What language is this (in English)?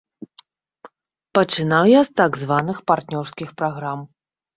Belarusian